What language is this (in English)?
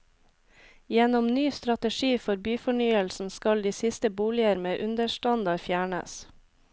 Norwegian